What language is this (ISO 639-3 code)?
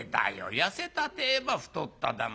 jpn